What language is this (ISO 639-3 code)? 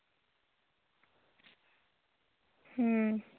sat